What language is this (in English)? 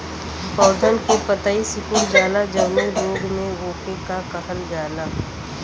Bhojpuri